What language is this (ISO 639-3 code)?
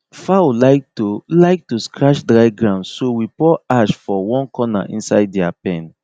pcm